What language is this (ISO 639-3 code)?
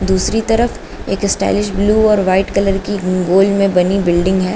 hin